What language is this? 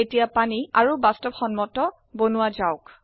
Assamese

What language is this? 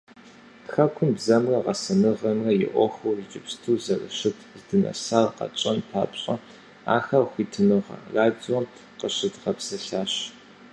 Kabardian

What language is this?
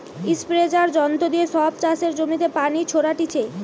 Bangla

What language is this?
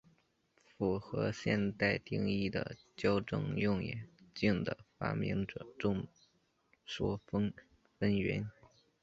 Chinese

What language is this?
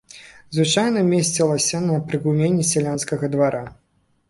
Belarusian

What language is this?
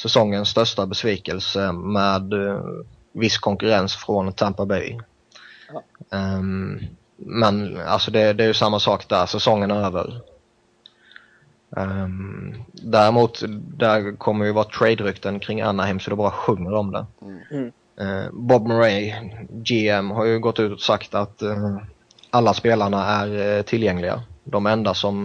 Swedish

